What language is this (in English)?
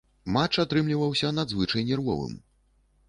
Belarusian